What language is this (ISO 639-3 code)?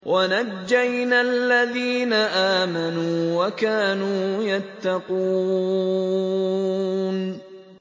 ara